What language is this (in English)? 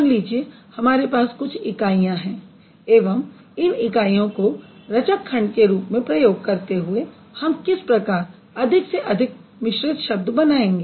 Hindi